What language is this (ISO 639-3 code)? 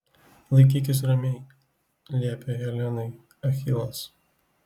lit